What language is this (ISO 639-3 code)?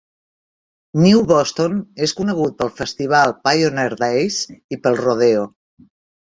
cat